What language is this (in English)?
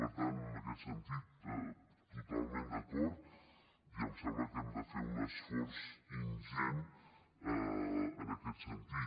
Catalan